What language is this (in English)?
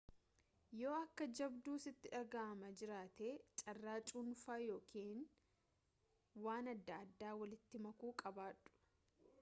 Oromo